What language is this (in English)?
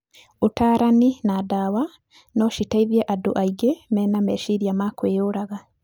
Kikuyu